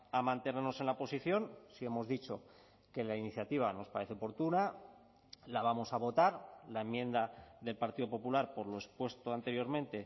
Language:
Spanish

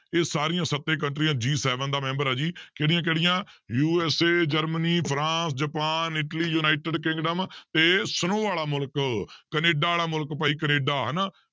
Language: Punjabi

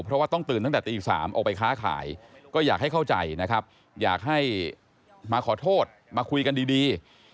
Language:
Thai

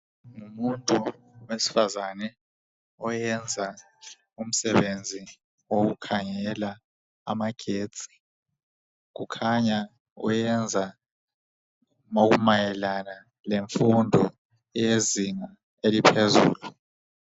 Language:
North Ndebele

